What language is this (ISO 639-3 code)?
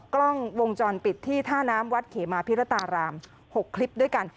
tha